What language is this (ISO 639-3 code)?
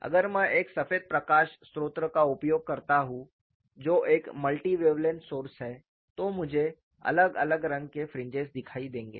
hin